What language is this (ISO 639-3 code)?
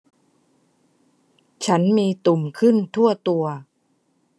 tha